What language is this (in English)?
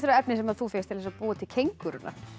Icelandic